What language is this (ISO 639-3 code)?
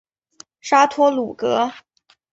zho